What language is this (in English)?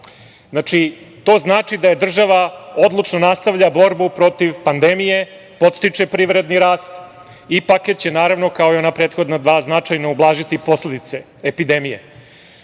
Serbian